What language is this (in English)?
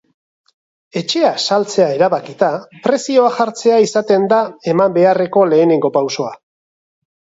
Basque